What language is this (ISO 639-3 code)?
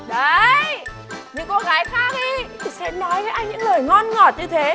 vie